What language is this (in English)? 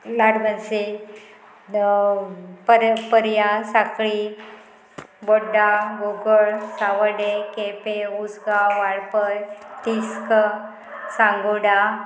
Konkani